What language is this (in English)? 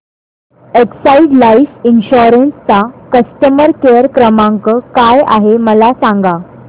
Marathi